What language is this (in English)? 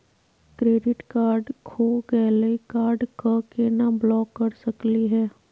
Magahi